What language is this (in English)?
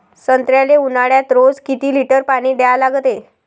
Marathi